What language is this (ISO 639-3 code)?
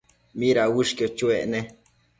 mcf